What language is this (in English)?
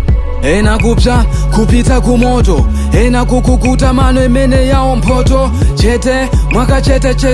Indonesian